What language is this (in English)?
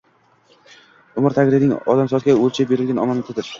Uzbek